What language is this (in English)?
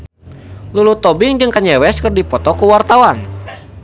Sundanese